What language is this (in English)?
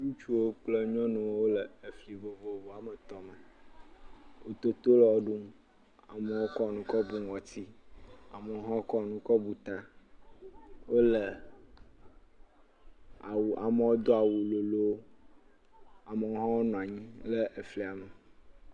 Ewe